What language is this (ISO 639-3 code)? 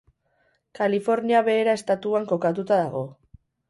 eus